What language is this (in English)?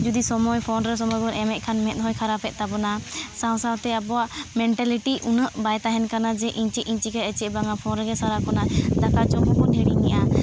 Santali